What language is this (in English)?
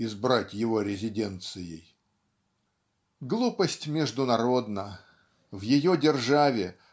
Russian